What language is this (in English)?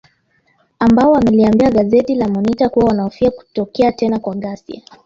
Swahili